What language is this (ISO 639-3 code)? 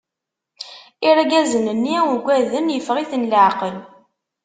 kab